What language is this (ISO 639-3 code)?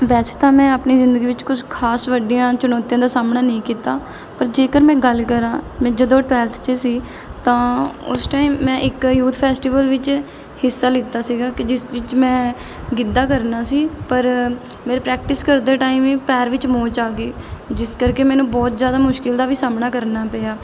pan